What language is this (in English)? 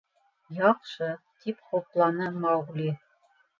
Bashkir